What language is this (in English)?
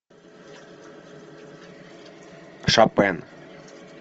Russian